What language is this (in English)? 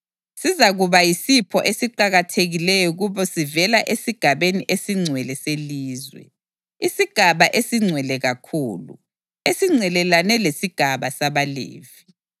North Ndebele